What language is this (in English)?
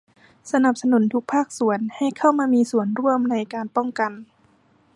Thai